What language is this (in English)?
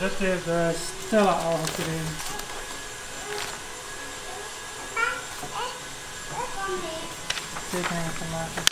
Dutch